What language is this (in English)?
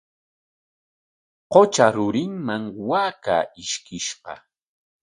Corongo Ancash Quechua